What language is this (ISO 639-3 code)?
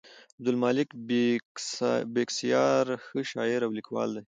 pus